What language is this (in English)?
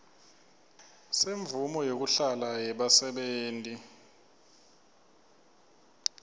Swati